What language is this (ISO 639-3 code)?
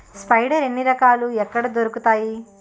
tel